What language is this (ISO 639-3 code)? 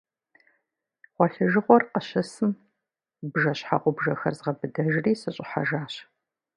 kbd